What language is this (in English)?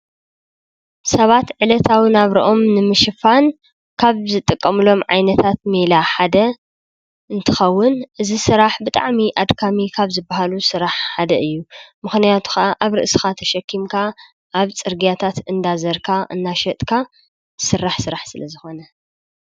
Tigrinya